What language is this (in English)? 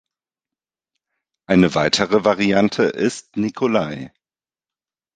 German